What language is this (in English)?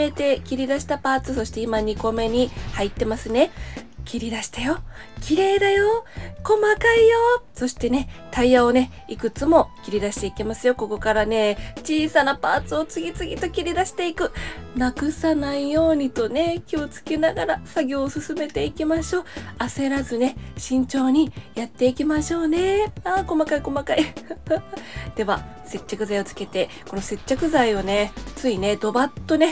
Japanese